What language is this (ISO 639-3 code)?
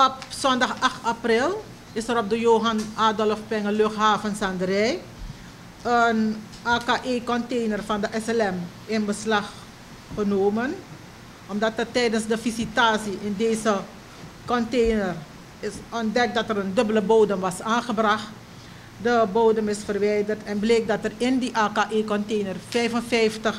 nld